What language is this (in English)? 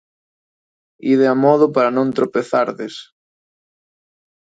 Galician